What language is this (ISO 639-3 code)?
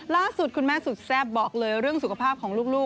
tha